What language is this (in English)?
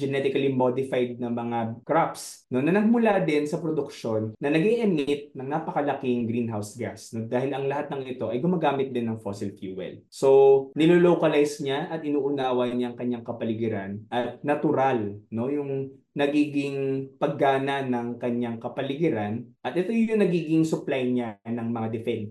Filipino